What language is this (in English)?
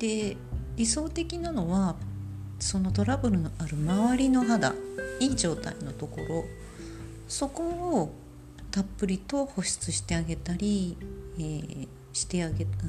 Japanese